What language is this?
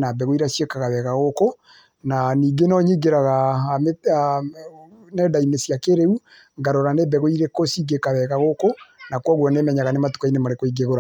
Kikuyu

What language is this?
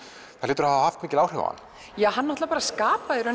Icelandic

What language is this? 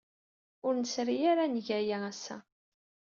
Kabyle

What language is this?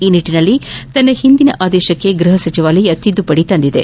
Kannada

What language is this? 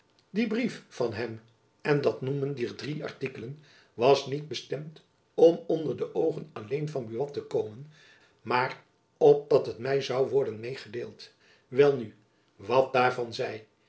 Dutch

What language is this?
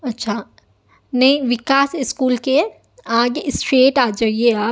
Urdu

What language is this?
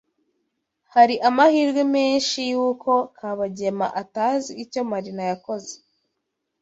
Kinyarwanda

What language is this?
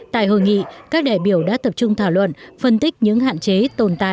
Vietnamese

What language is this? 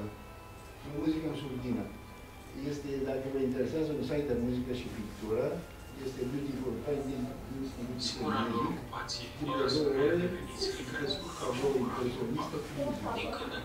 Romanian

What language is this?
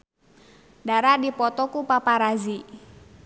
Sundanese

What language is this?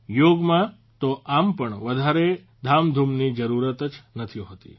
Gujarati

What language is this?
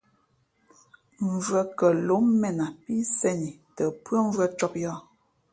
Fe'fe'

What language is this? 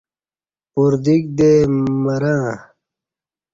Kati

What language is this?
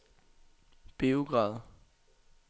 Danish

